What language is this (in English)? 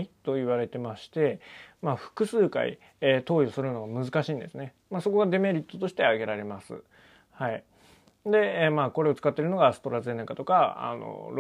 Japanese